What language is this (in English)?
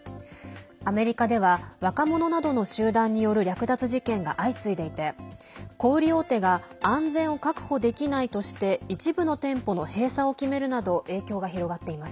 Japanese